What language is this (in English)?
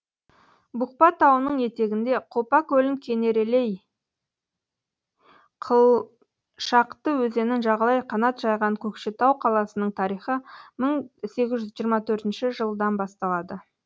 Kazakh